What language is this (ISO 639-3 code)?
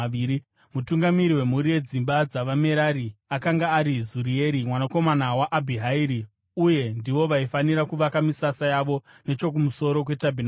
sna